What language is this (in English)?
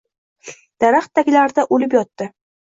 Uzbek